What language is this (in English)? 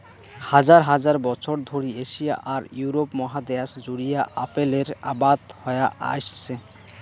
Bangla